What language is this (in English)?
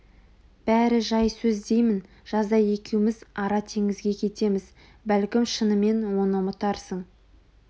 Kazakh